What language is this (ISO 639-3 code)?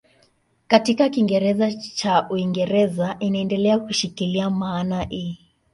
swa